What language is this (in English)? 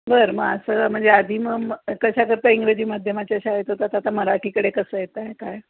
Marathi